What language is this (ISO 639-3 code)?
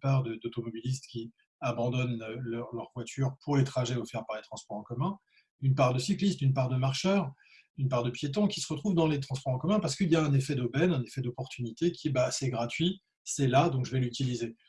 fra